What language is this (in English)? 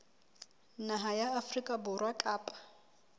Southern Sotho